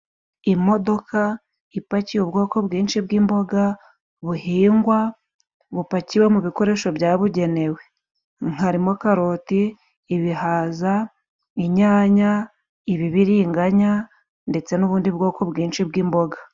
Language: Kinyarwanda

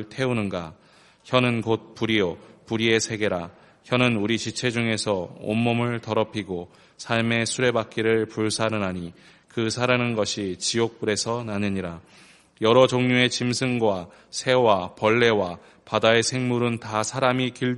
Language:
Korean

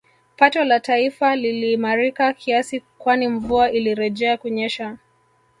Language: Swahili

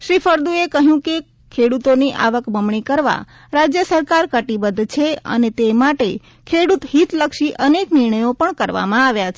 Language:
Gujarati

